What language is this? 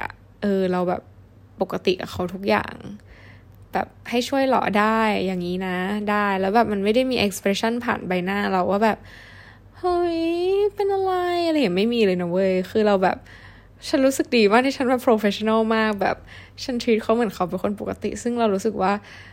Thai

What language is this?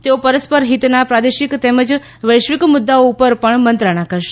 Gujarati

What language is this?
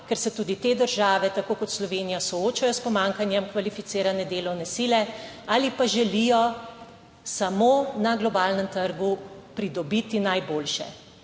Slovenian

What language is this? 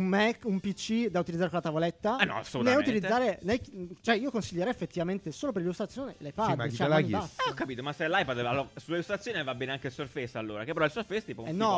Italian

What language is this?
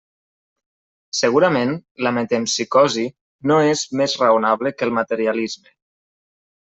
Catalan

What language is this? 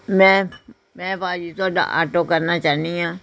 Punjabi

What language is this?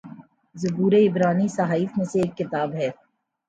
Urdu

